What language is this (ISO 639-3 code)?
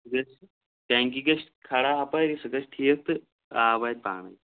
kas